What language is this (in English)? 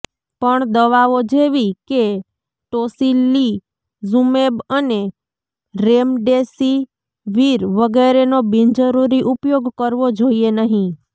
Gujarati